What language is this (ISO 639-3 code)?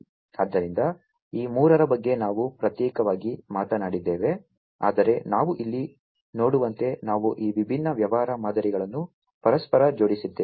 kan